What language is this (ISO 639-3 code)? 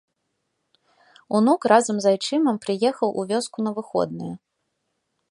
bel